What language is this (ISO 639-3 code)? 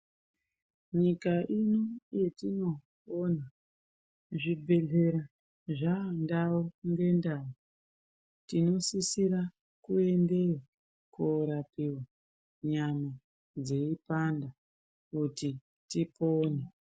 ndc